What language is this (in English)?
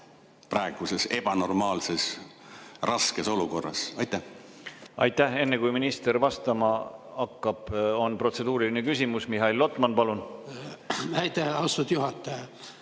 Estonian